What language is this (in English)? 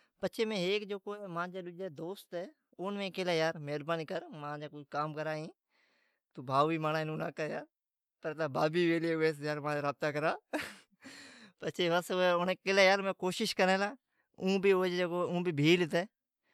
Od